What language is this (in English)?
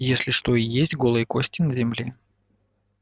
Russian